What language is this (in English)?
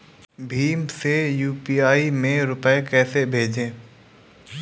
Hindi